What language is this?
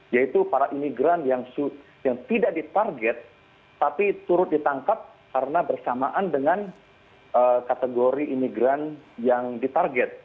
Indonesian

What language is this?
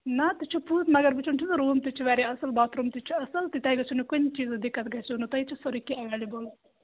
Kashmiri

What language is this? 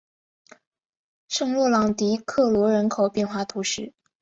Chinese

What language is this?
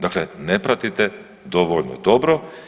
Croatian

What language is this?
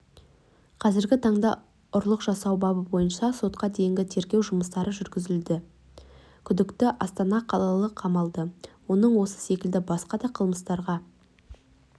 Kazakh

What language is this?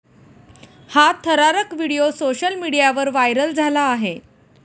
Marathi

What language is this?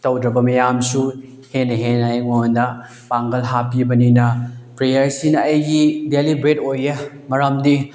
Manipuri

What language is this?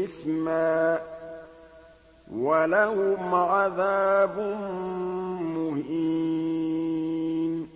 Arabic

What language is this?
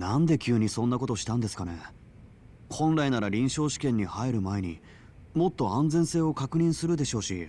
Japanese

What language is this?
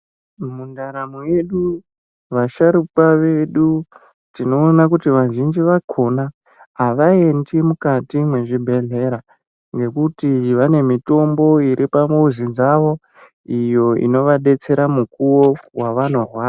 Ndau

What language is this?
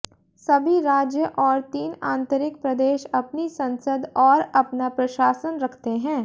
Hindi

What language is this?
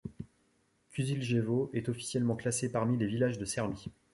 French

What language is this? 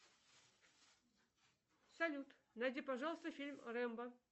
Russian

